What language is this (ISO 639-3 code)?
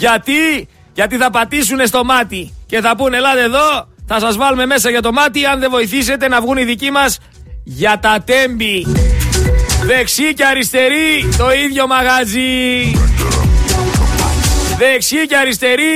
ell